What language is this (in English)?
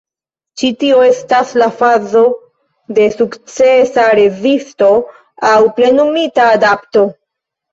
Esperanto